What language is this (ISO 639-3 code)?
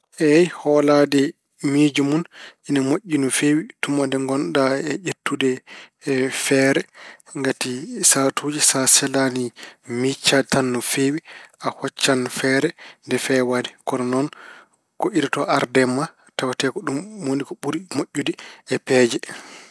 ful